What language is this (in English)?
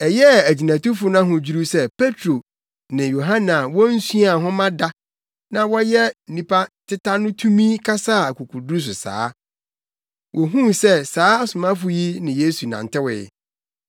Akan